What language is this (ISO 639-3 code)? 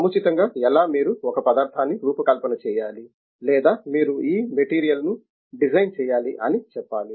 tel